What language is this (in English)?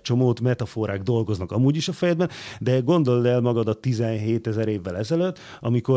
Hungarian